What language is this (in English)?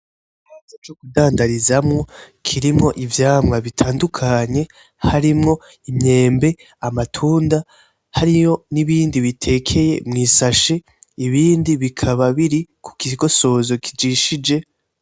Rundi